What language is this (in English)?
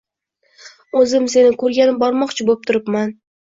Uzbek